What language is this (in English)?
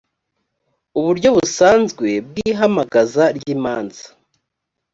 Kinyarwanda